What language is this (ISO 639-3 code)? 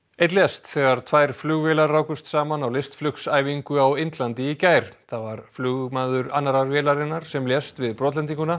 isl